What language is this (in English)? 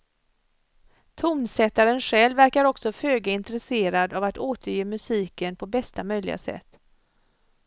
Swedish